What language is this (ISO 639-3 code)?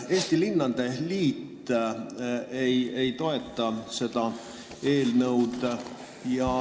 est